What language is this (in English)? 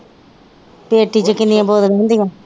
Punjabi